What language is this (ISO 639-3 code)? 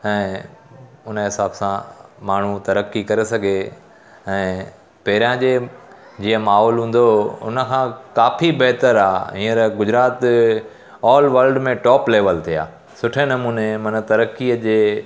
snd